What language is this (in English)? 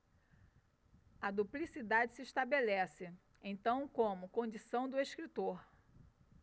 Portuguese